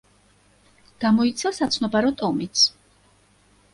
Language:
Georgian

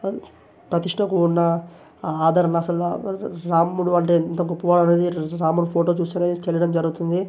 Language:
Telugu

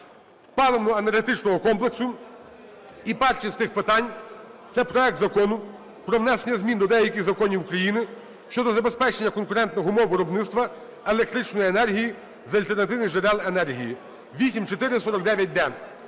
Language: Ukrainian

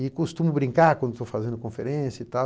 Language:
Portuguese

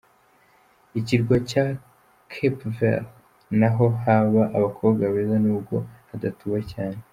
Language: Kinyarwanda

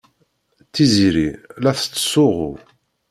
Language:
Kabyle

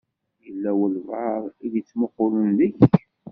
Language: Kabyle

